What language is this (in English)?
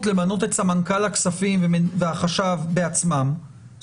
Hebrew